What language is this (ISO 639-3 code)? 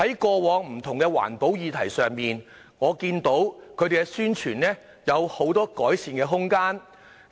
yue